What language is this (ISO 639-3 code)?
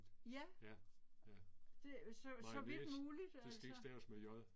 dan